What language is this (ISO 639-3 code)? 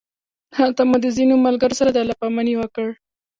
pus